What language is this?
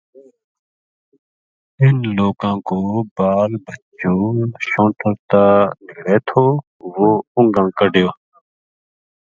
Gujari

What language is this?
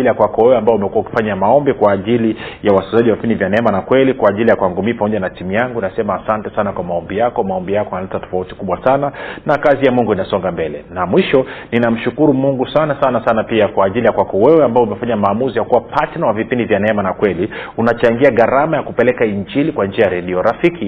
Swahili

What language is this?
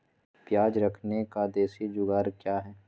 Magahi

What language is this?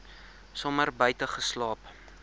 Afrikaans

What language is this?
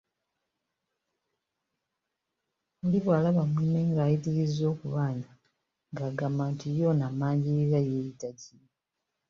Ganda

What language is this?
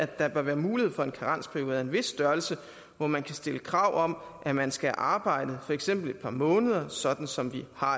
Danish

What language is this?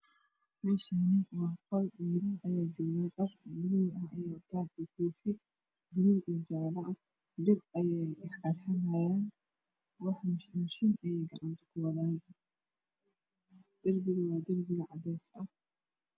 Somali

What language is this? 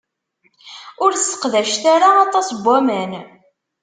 Kabyle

